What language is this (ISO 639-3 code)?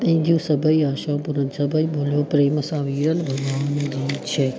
snd